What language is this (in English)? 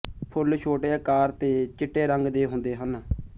Punjabi